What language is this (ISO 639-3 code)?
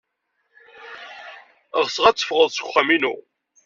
kab